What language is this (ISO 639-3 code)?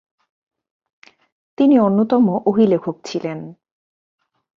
ben